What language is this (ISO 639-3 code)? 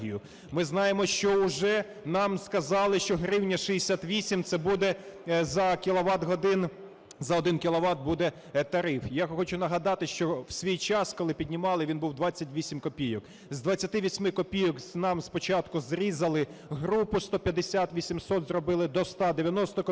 ukr